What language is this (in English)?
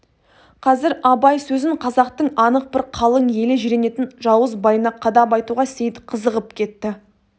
Kazakh